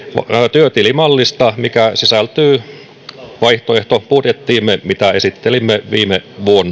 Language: Finnish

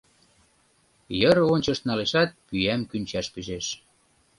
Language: Mari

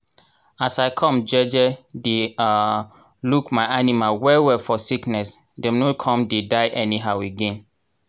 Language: Nigerian Pidgin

